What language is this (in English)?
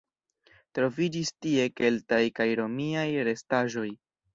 Esperanto